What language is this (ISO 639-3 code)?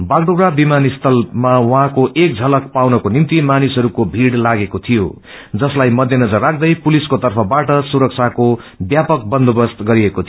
nep